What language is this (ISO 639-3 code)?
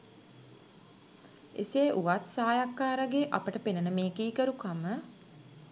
sin